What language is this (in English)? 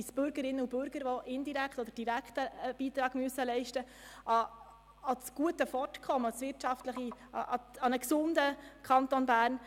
Swiss German